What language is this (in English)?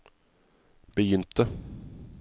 Norwegian